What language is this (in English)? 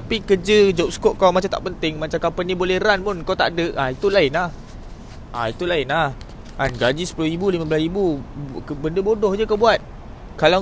Malay